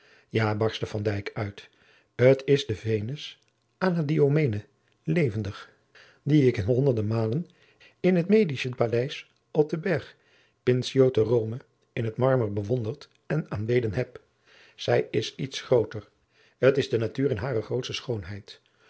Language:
Dutch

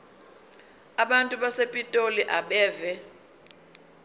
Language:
Zulu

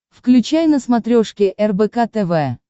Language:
Russian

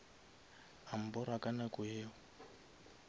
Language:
Northern Sotho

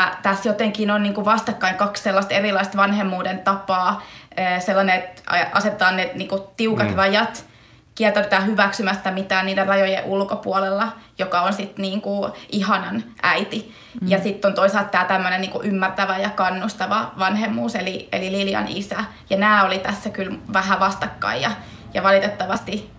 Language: Finnish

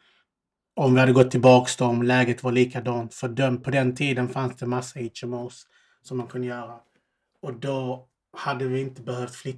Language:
Swedish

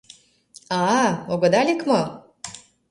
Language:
Mari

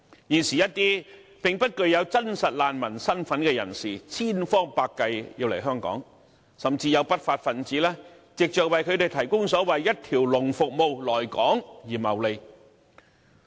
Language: Cantonese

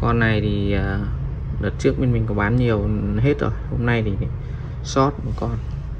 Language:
Vietnamese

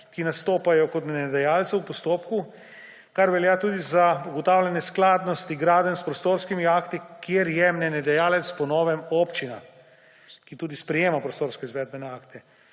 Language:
Slovenian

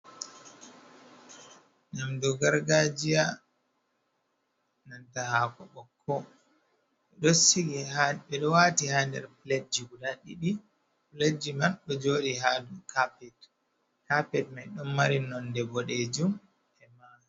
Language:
Fula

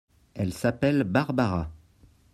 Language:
French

